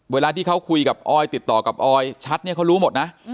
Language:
Thai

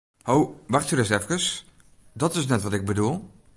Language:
Western Frisian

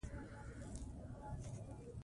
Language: Pashto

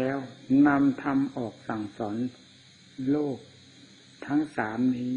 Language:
Thai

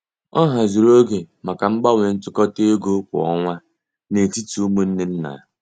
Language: Igbo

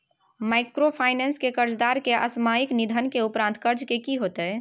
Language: Maithili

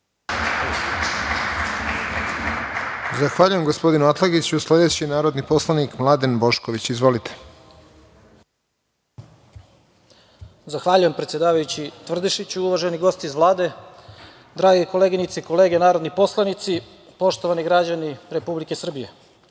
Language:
Serbian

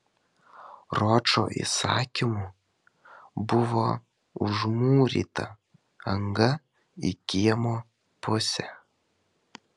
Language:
Lithuanian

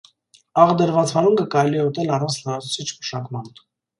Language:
Armenian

